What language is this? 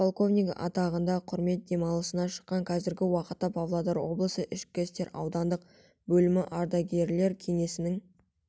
Kazakh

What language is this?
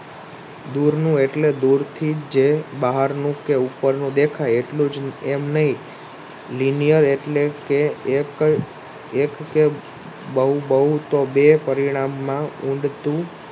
Gujarati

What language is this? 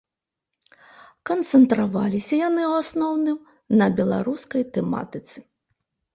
Belarusian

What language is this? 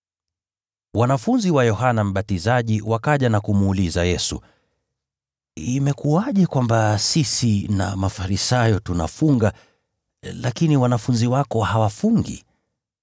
Swahili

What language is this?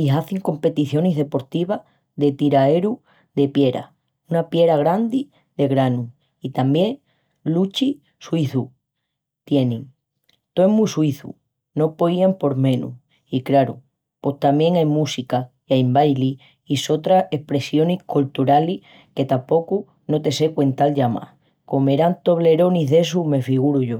Extremaduran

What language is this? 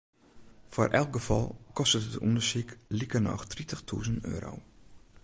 Western Frisian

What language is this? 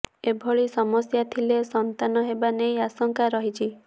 Odia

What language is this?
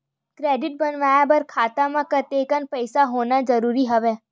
Chhattisgarhi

